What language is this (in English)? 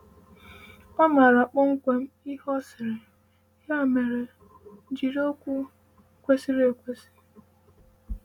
Igbo